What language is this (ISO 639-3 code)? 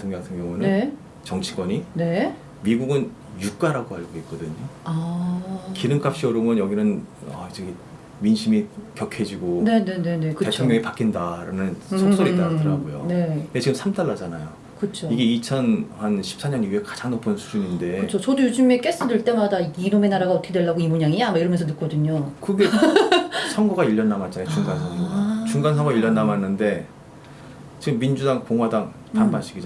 kor